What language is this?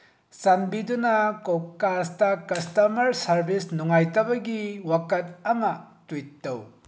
Manipuri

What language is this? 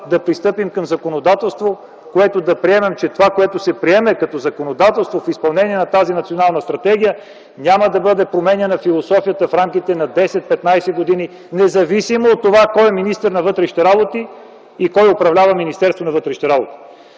Bulgarian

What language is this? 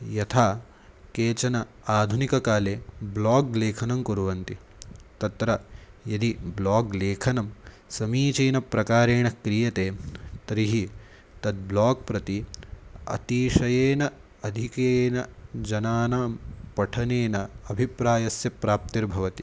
Sanskrit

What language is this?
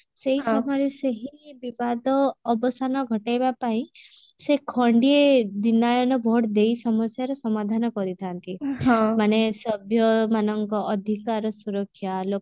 Odia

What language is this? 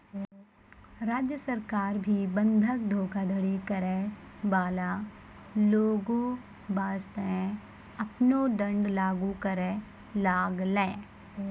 Maithili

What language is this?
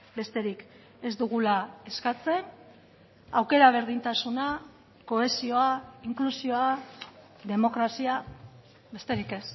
Basque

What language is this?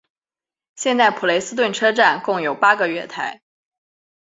Chinese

